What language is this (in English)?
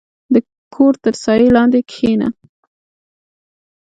Pashto